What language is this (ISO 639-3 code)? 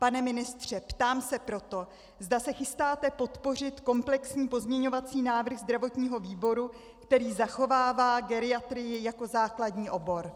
ces